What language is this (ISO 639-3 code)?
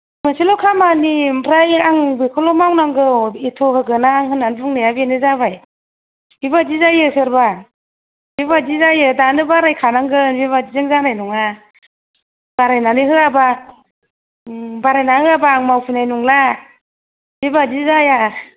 brx